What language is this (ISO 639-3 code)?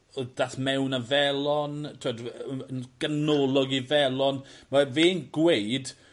cym